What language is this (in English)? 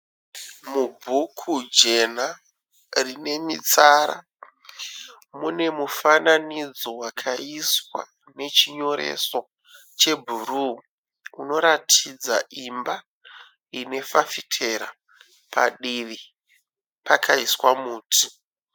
Shona